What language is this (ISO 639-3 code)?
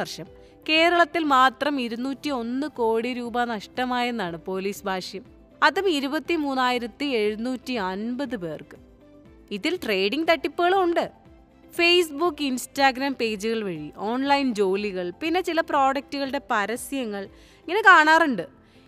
mal